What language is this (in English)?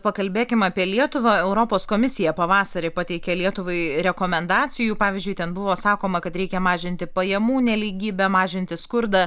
Lithuanian